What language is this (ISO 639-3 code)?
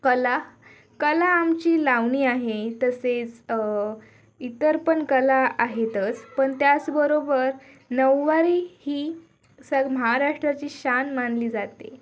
mar